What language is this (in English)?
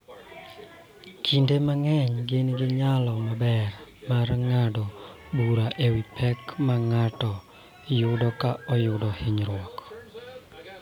Luo (Kenya and Tanzania)